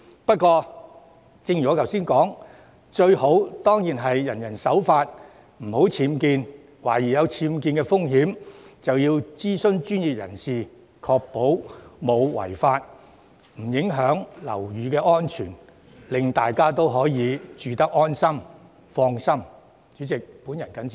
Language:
Cantonese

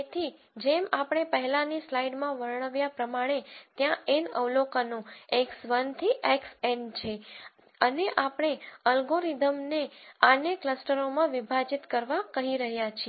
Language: Gujarati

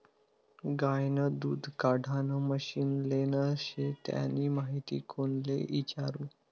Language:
Marathi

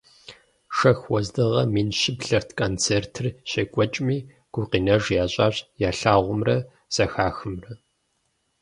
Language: Kabardian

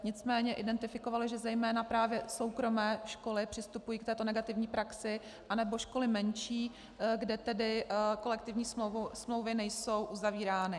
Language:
Czech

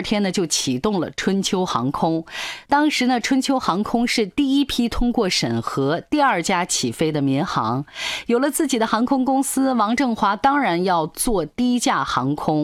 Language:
Chinese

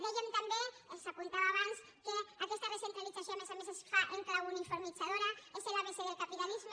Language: Catalan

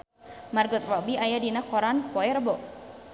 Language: Sundanese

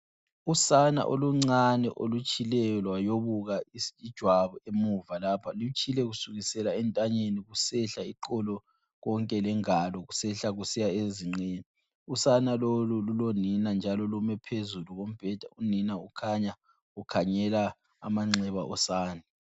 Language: North Ndebele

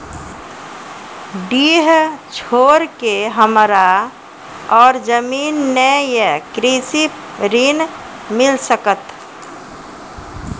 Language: Maithili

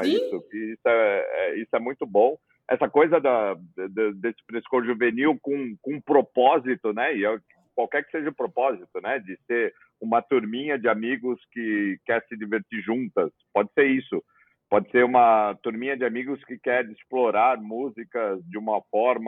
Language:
Portuguese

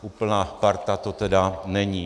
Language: Czech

